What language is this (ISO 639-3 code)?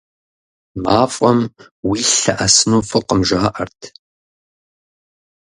kbd